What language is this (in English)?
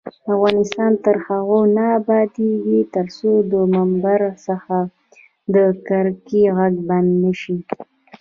Pashto